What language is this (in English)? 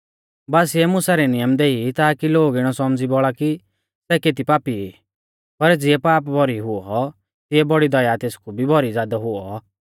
Mahasu Pahari